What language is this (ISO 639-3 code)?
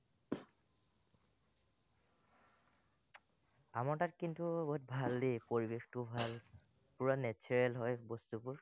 asm